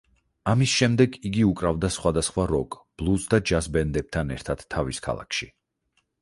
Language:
Georgian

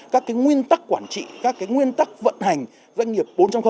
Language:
Vietnamese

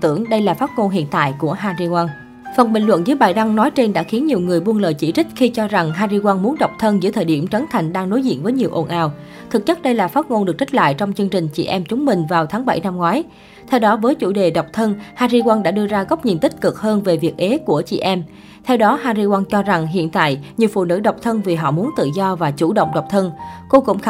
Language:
Vietnamese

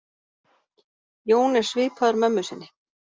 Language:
Icelandic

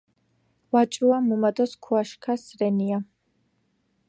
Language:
Georgian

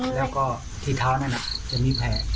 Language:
Thai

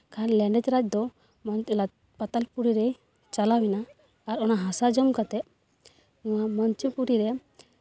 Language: Santali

